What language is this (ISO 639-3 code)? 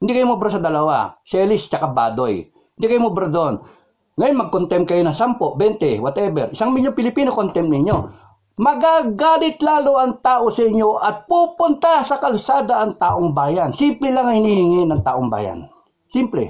fil